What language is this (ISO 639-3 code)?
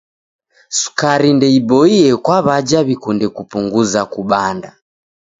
dav